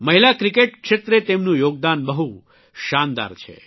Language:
Gujarati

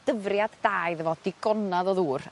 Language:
Welsh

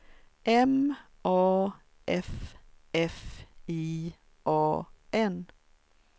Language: Swedish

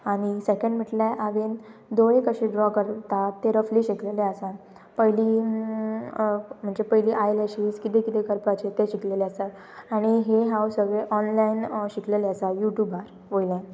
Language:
Konkani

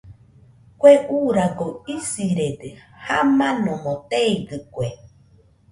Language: Nüpode Huitoto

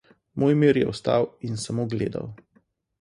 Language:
Slovenian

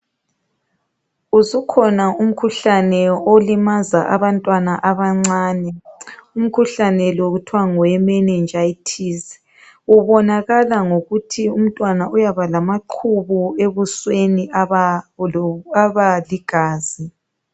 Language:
North Ndebele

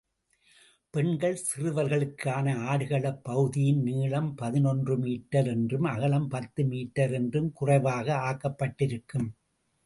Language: Tamil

